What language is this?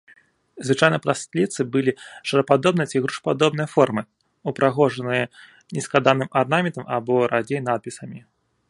Belarusian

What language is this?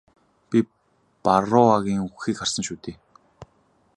Mongolian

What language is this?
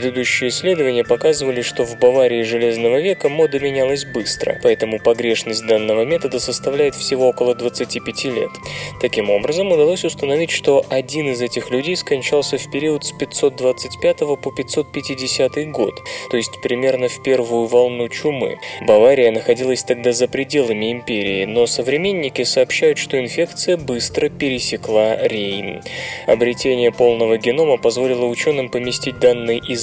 Russian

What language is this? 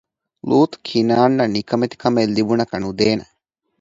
Divehi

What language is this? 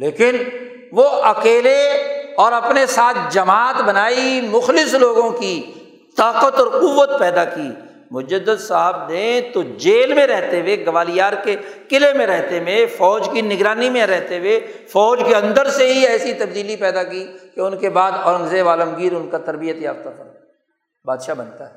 Urdu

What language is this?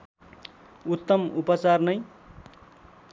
Nepali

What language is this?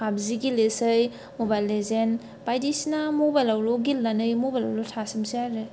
Bodo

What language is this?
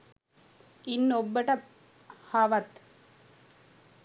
Sinhala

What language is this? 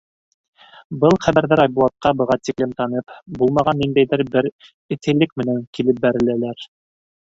Bashkir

